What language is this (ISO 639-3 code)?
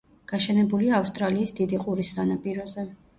kat